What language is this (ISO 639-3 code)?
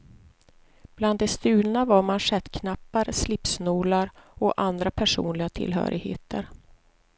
swe